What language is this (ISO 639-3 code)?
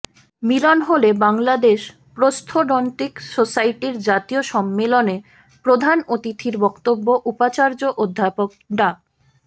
ben